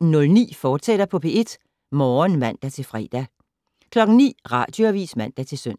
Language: Danish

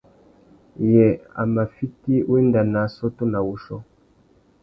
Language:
Tuki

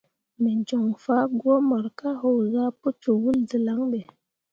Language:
Mundang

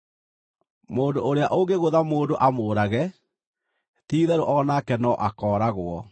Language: Kikuyu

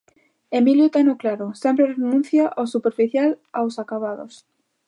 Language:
Galician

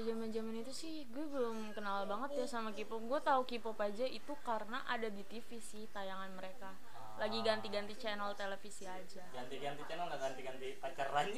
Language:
Indonesian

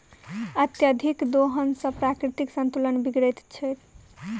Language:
Maithili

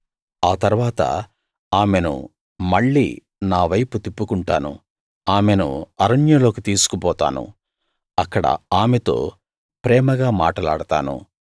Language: Telugu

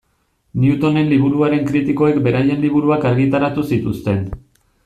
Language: Basque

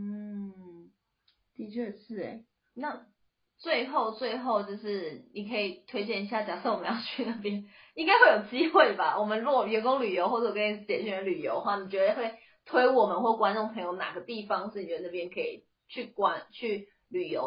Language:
Chinese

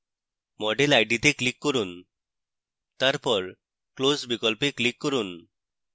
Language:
Bangla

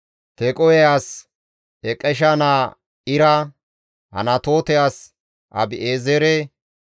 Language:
Gamo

